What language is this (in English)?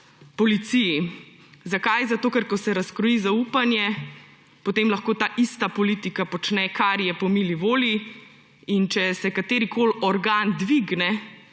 Slovenian